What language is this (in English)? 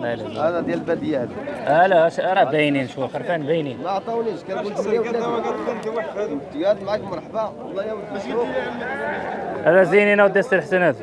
Arabic